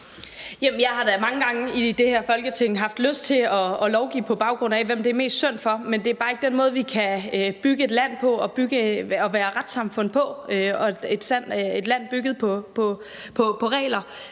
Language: Danish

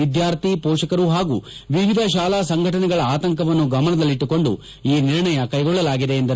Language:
Kannada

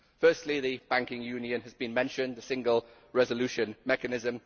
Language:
English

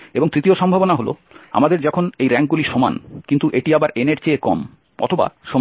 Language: Bangla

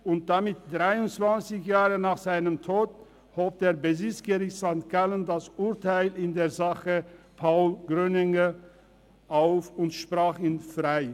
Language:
Swiss German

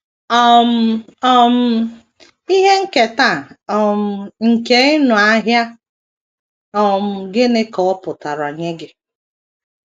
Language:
Igbo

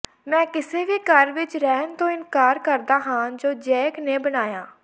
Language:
Punjabi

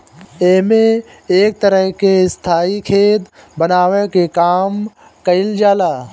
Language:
Bhojpuri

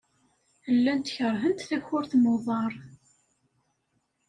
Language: Kabyle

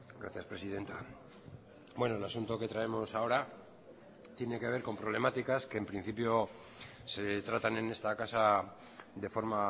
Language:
Spanish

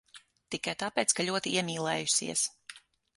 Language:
Latvian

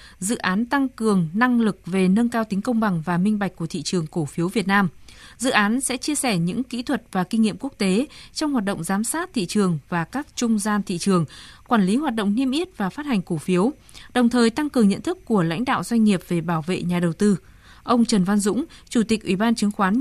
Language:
Vietnamese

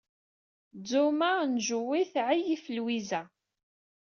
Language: Kabyle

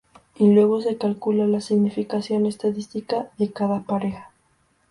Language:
Spanish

